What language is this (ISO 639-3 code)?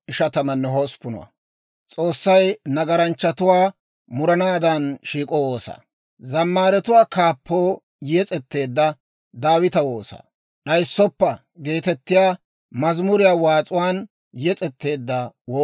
dwr